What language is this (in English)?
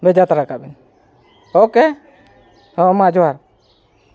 Santali